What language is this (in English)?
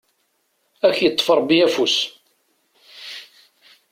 Kabyle